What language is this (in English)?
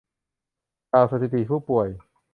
Thai